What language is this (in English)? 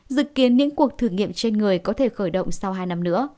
Vietnamese